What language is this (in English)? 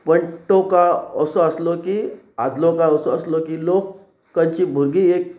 Konkani